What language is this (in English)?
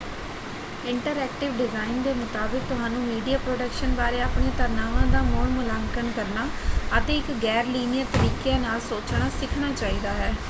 Punjabi